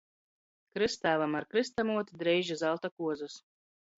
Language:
Latgalian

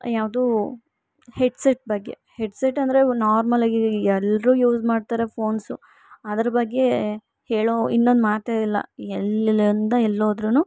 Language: Kannada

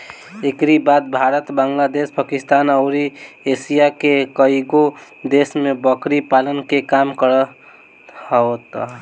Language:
Bhojpuri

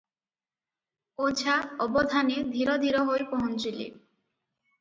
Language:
Odia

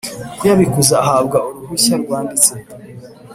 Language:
Kinyarwanda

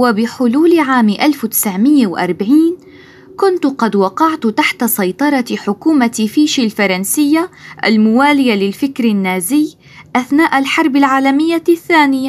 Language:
Arabic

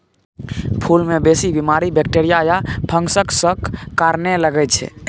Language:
Maithili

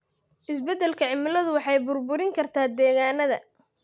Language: Somali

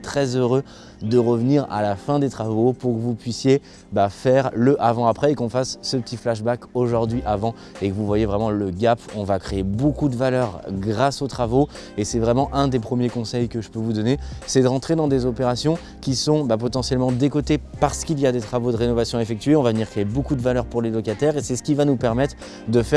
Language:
French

